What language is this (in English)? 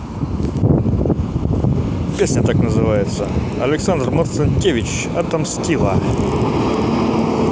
Russian